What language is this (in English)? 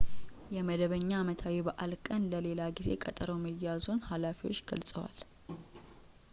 Amharic